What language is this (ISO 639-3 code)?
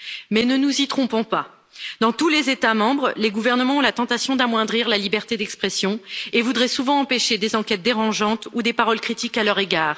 fra